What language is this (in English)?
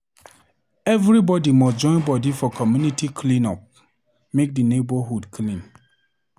Nigerian Pidgin